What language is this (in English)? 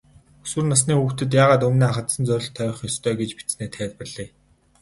Mongolian